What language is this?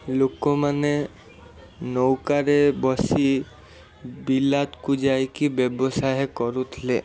Odia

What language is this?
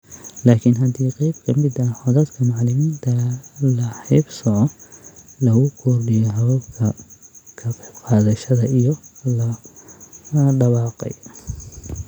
Somali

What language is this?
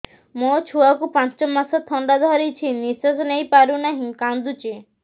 Odia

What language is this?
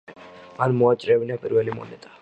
Georgian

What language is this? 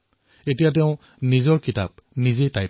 Assamese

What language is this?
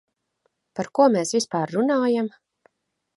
Latvian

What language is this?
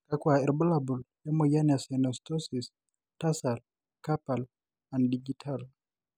Masai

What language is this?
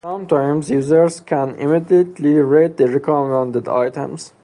English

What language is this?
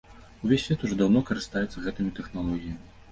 Belarusian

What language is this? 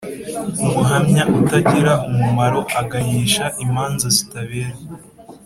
Kinyarwanda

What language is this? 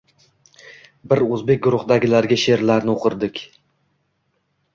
Uzbek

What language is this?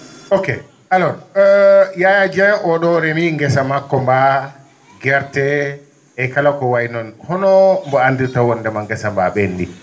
Fula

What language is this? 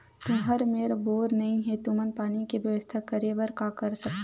Chhattisgarhi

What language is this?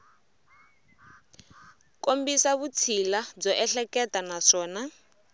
Tsonga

